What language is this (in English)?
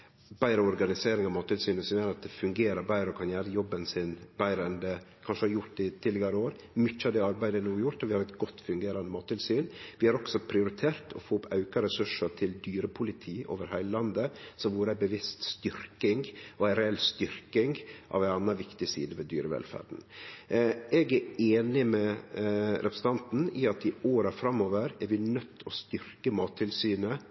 Norwegian Nynorsk